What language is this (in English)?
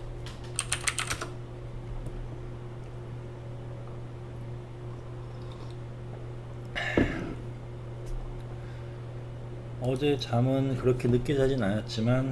Korean